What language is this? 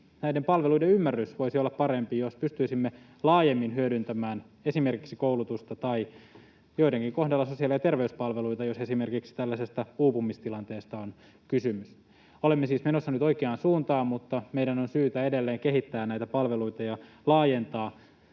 Finnish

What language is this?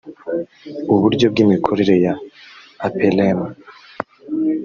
Kinyarwanda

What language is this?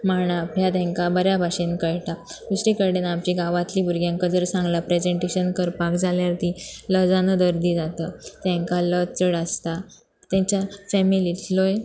Konkani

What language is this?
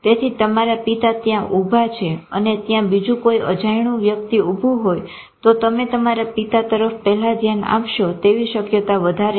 Gujarati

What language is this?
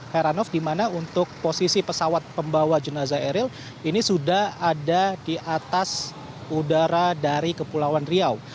Indonesian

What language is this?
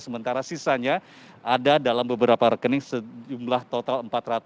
Indonesian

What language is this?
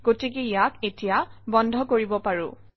Assamese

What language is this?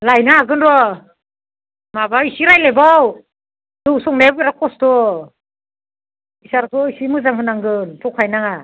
Bodo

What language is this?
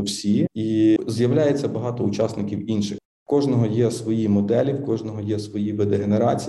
Ukrainian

